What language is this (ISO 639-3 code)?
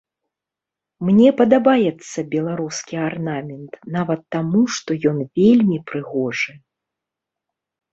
bel